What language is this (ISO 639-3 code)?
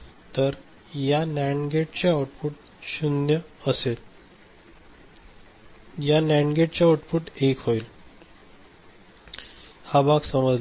mar